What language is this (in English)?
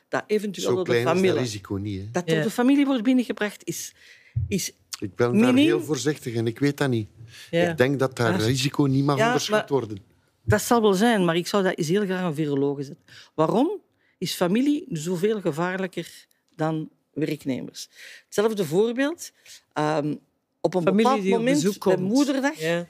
Dutch